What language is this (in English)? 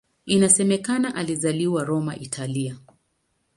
Swahili